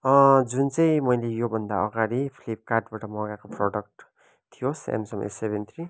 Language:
Nepali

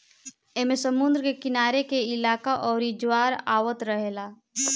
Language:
Bhojpuri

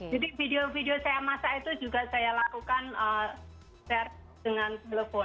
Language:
Indonesian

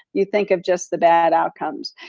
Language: English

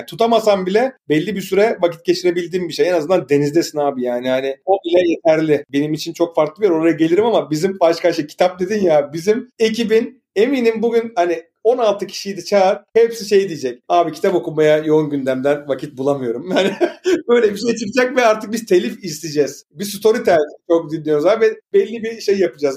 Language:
Turkish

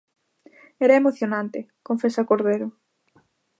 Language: Galician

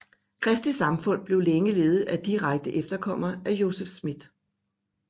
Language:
Danish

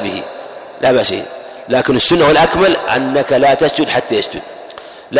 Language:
Arabic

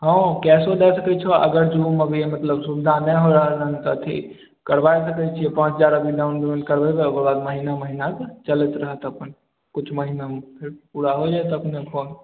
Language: Maithili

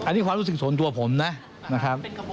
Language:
Thai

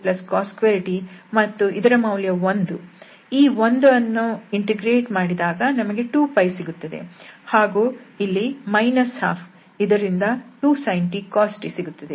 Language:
Kannada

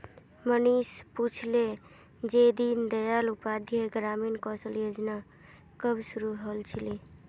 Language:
Magahi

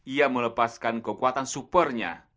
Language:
Indonesian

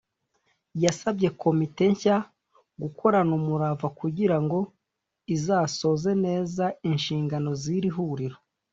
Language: Kinyarwanda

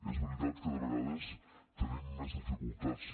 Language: Catalan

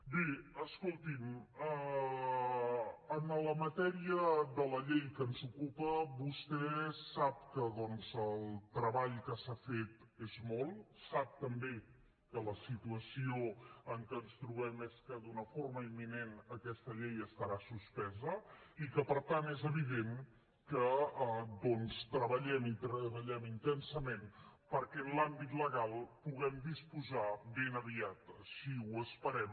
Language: Catalan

